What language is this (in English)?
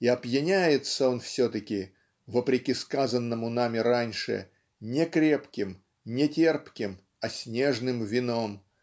Russian